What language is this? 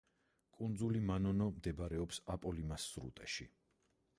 Georgian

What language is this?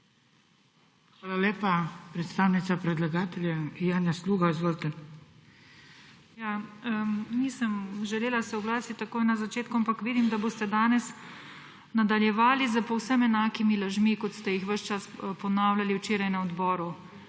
Slovenian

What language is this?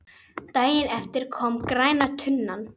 Icelandic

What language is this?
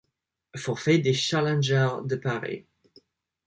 French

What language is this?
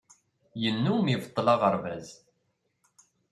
Kabyle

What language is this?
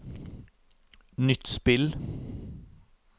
Norwegian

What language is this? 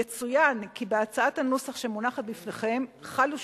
Hebrew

